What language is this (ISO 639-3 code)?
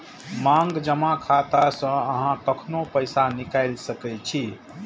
mai